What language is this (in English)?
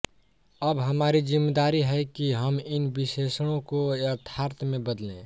Hindi